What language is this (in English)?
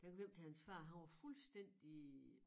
Danish